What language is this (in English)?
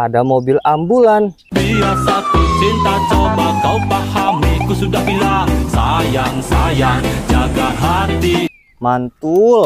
Indonesian